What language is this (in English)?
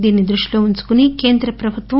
Telugu